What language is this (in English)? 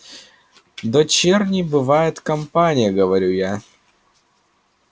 Russian